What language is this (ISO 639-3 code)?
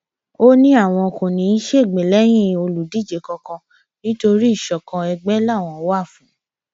yor